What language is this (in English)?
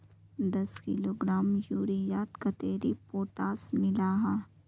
Magahi